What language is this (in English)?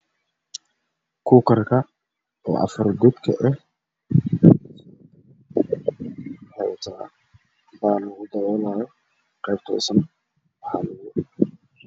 Somali